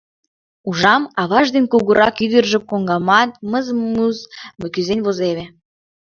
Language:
Mari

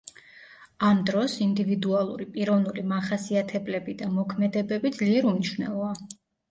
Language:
Georgian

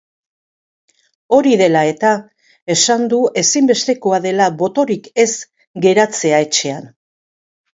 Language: Basque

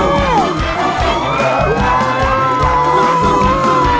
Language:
Thai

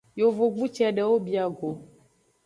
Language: Aja (Benin)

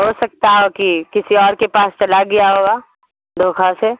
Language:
Urdu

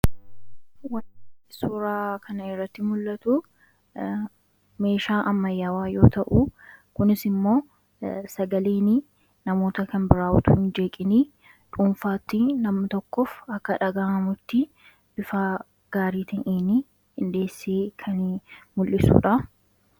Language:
Oromo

